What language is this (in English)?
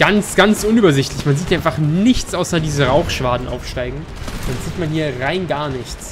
German